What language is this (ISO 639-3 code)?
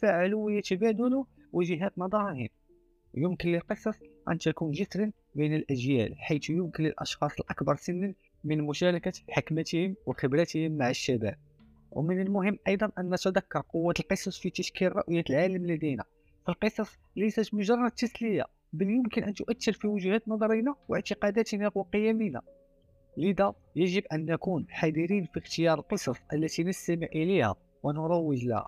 ara